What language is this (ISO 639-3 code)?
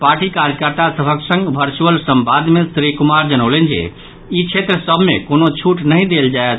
mai